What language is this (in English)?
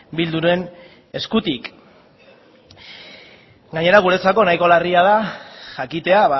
Basque